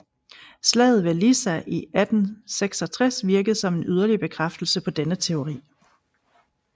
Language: Danish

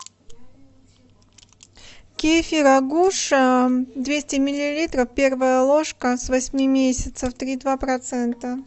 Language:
Russian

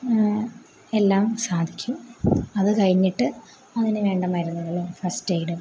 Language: Malayalam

